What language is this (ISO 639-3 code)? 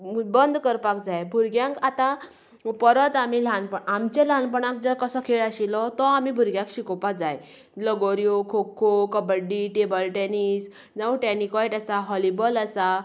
kok